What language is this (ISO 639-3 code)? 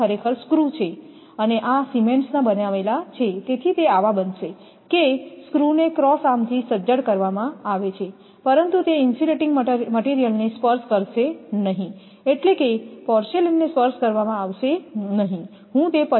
guj